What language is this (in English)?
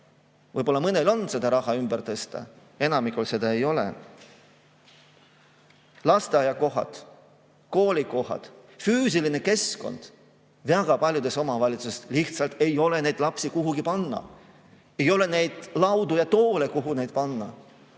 Estonian